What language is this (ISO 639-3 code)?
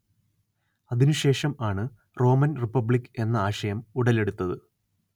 mal